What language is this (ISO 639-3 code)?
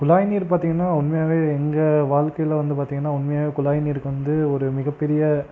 tam